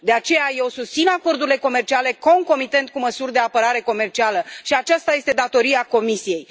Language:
Romanian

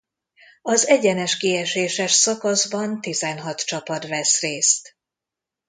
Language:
Hungarian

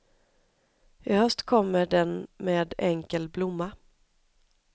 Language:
Swedish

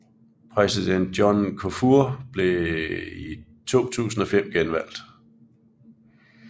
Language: Danish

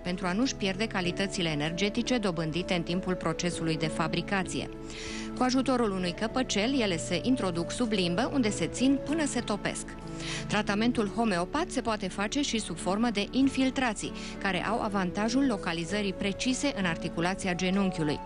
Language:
Romanian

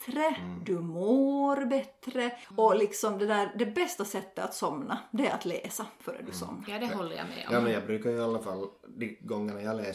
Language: Swedish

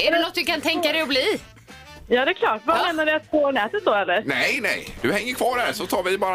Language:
Swedish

